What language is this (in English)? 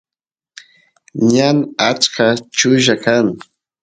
Santiago del Estero Quichua